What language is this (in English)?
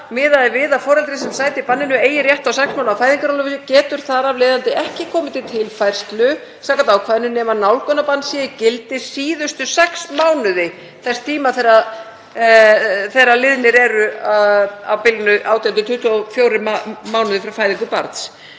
Icelandic